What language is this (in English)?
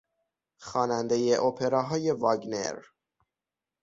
Persian